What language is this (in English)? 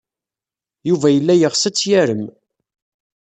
Kabyle